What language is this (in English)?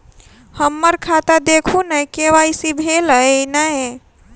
Maithili